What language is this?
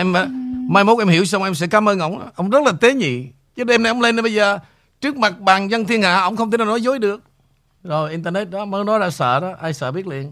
Vietnamese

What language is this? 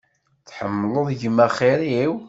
Kabyle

